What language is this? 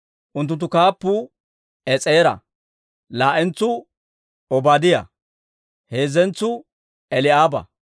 Dawro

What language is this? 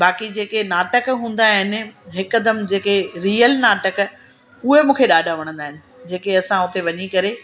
Sindhi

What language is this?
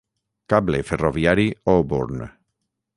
Catalan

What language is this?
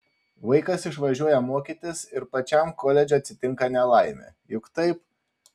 Lithuanian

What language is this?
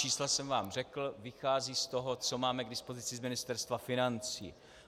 Czech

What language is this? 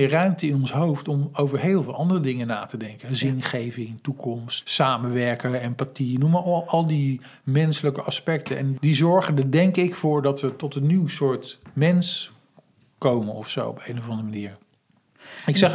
Dutch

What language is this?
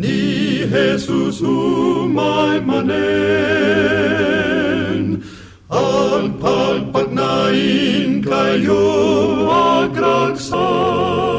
Filipino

